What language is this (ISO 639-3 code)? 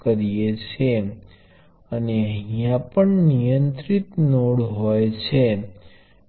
guj